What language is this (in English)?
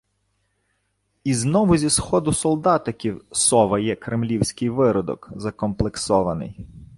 Ukrainian